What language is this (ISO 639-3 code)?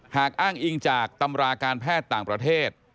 tha